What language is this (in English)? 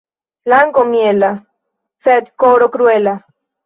Esperanto